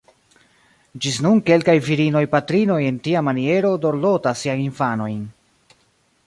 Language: Esperanto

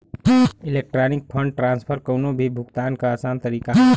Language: Bhojpuri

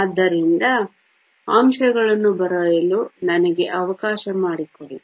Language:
Kannada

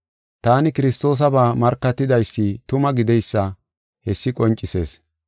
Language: Gofa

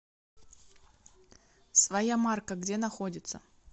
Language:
Russian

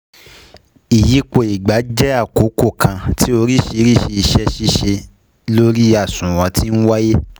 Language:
Yoruba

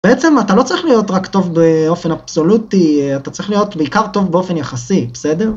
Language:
Hebrew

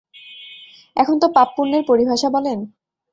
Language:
Bangla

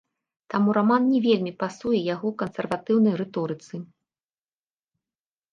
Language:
Belarusian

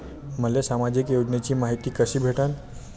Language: Marathi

